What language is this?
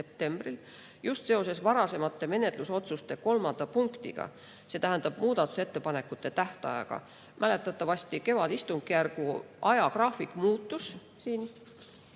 Estonian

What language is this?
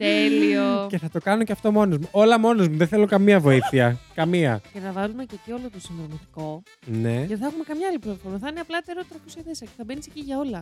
Greek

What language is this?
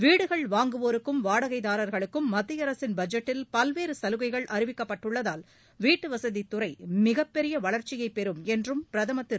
Tamil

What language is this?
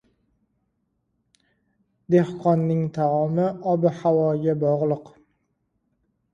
Uzbek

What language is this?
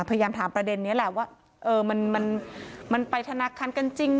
Thai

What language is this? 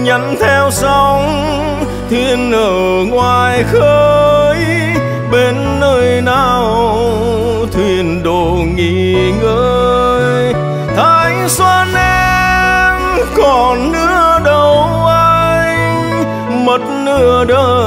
Vietnamese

